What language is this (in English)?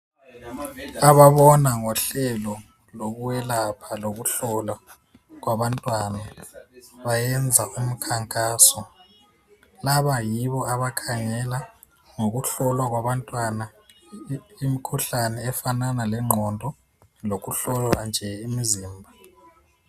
North Ndebele